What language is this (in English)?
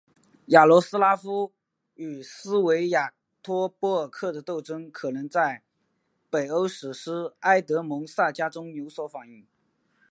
Chinese